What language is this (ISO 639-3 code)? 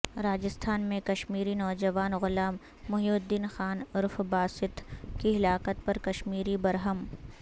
urd